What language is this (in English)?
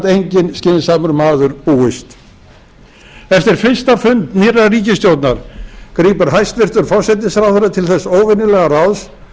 Icelandic